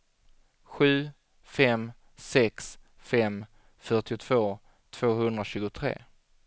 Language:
Swedish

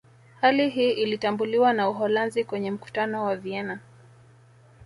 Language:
Swahili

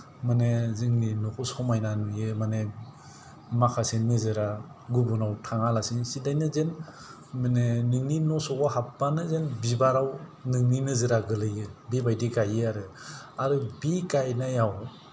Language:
Bodo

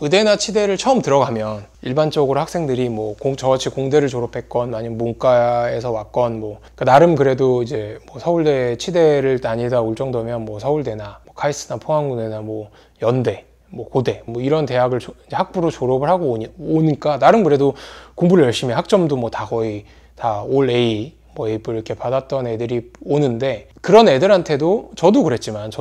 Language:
Korean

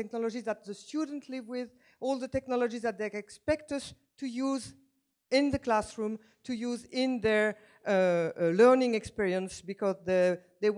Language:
English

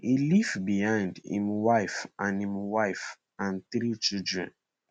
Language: Nigerian Pidgin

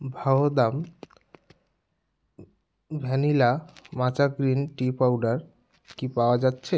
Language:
Bangla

